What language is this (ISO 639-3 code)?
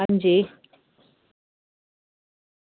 doi